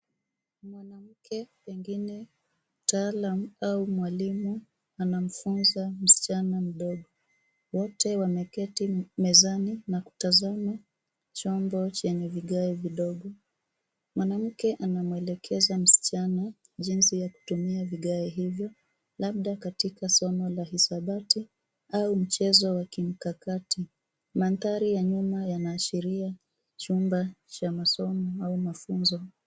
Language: Swahili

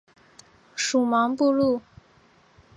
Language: Chinese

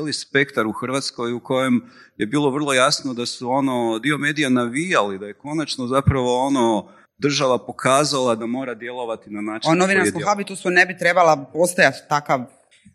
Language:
Croatian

